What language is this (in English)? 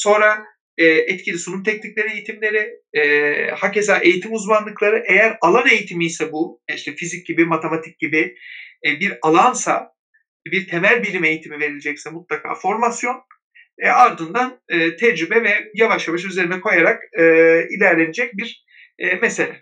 Turkish